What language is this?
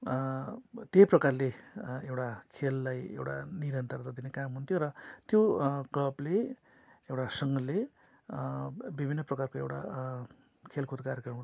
Nepali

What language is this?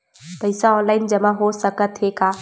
Chhattisgarhi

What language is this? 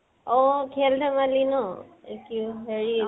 Assamese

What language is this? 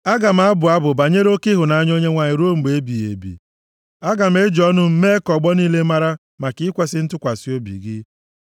Igbo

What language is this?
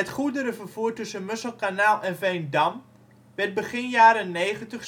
Dutch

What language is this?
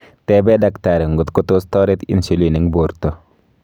Kalenjin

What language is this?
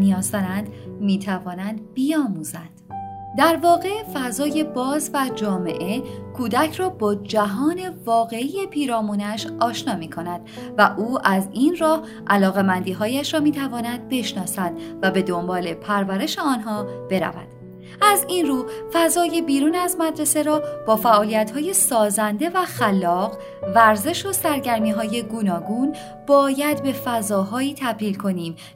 Persian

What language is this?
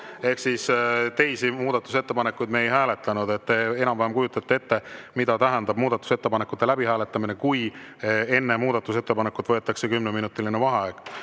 Estonian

